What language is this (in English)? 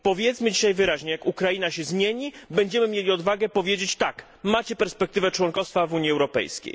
Polish